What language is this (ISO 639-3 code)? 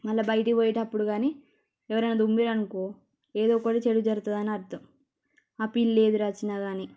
tel